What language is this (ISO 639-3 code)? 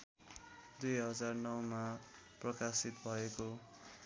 nep